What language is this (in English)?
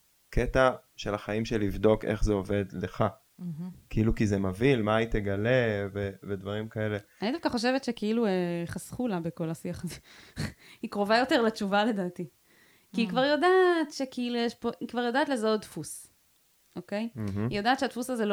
Hebrew